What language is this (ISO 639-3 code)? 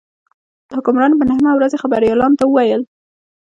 pus